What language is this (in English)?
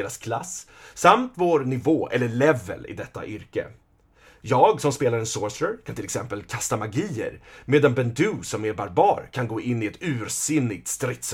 Swedish